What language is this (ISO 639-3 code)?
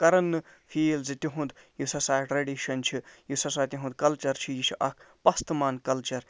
kas